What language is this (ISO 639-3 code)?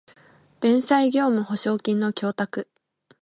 jpn